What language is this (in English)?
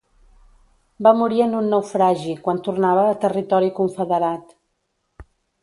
Catalan